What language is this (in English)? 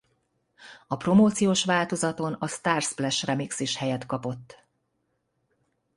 Hungarian